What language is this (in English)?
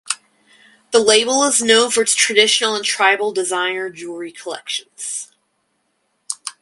English